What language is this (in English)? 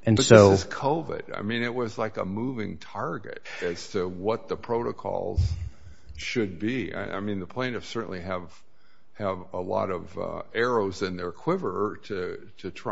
English